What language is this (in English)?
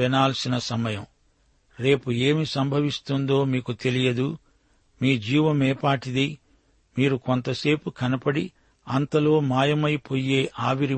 Telugu